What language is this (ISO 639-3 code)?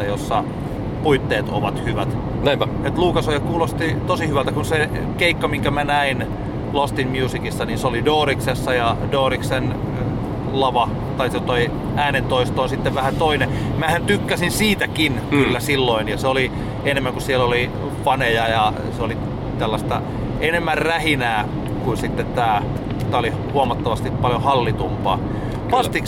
fin